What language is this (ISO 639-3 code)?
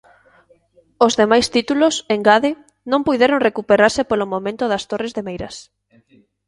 glg